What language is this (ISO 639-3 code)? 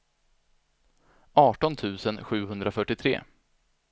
swe